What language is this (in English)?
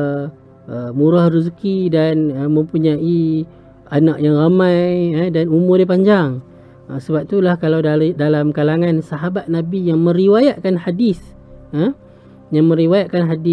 Malay